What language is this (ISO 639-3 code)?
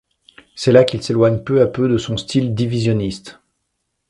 fra